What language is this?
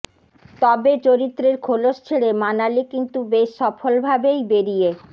Bangla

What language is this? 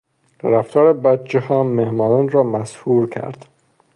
Persian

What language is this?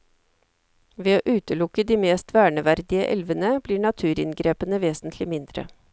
Norwegian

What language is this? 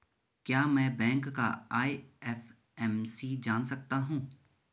Hindi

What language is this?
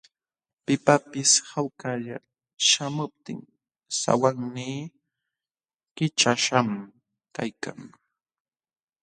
Jauja Wanca Quechua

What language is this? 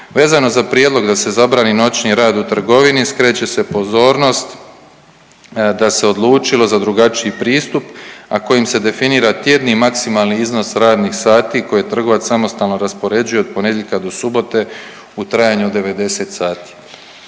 Croatian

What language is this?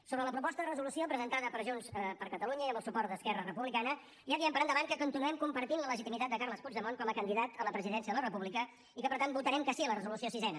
Catalan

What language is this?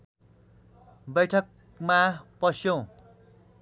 Nepali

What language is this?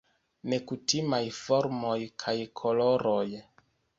Esperanto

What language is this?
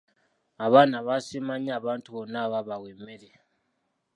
Ganda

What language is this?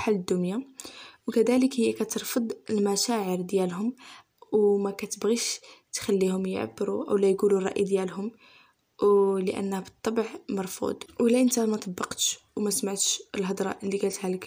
Arabic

